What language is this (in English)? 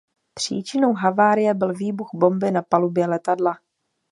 Czech